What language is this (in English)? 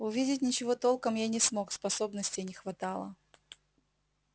Russian